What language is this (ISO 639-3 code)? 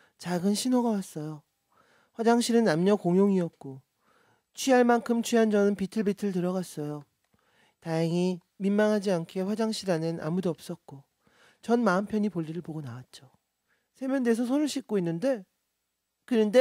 kor